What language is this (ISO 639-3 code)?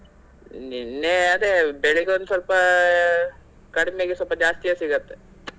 kan